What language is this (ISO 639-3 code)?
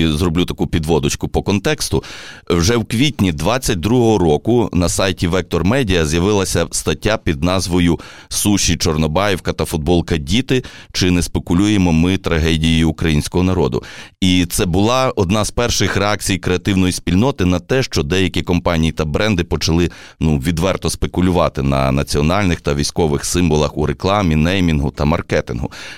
ukr